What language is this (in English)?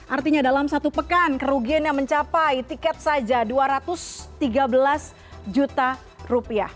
Indonesian